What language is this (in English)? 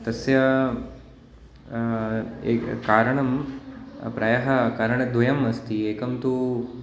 Sanskrit